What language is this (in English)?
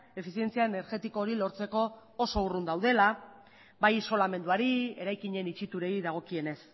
Basque